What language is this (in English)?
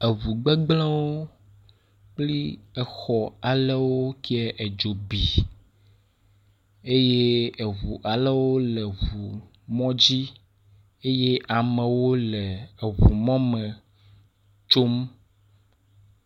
Ewe